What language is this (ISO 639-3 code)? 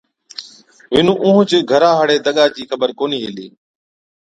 odk